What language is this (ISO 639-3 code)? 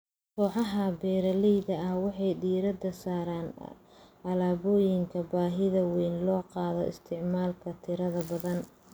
som